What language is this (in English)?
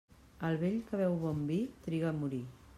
Catalan